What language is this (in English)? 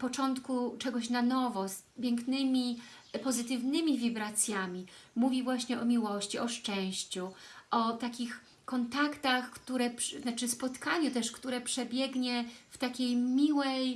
Polish